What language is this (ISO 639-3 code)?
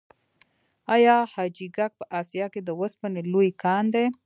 pus